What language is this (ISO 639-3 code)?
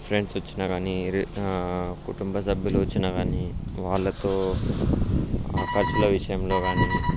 tel